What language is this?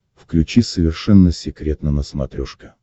Russian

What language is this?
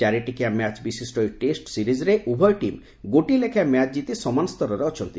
Odia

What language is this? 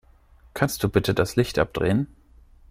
German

